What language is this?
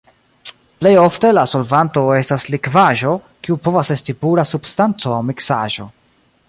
Esperanto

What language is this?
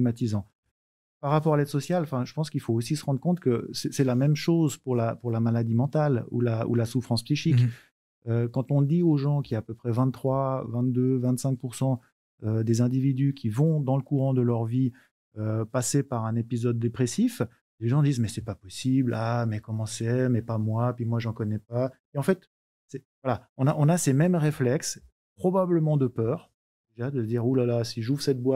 French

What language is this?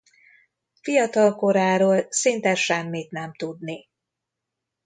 Hungarian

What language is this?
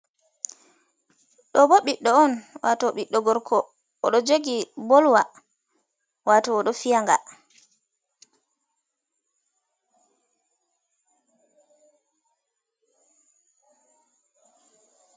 Fula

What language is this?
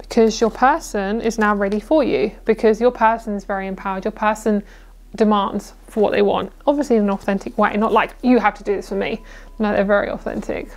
English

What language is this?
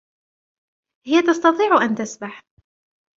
Arabic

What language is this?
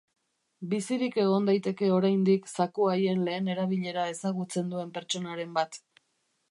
Basque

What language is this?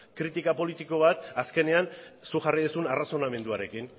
Basque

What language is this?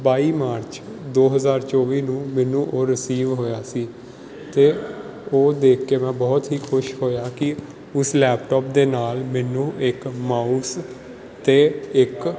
Punjabi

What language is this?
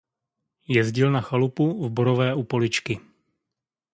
Czech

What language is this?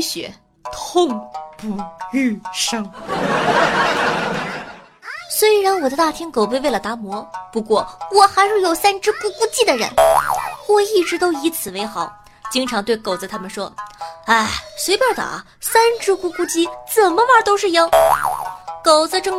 Chinese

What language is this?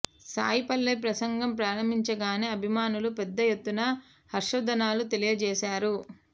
Telugu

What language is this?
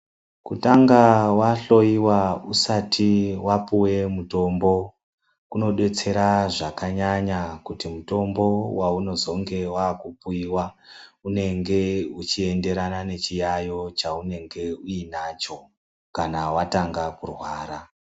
Ndau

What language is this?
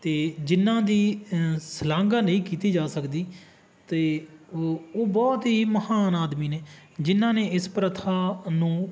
Punjabi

